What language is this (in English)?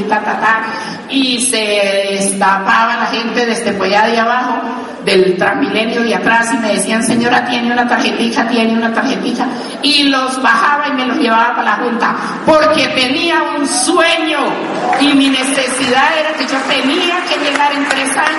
Spanish